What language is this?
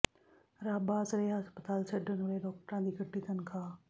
Punjabi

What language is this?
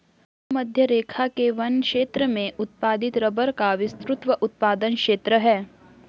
Hindi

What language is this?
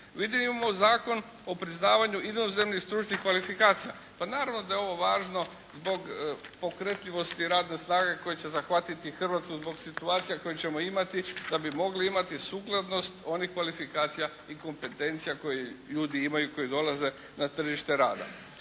Croatian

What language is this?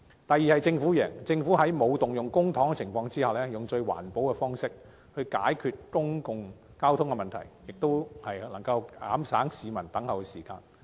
Cantonese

